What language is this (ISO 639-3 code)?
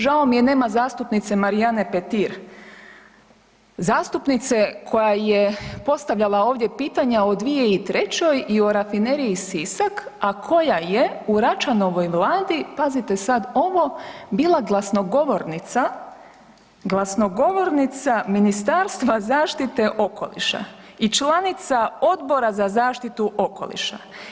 hrv